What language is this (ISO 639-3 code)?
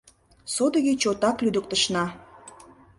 chm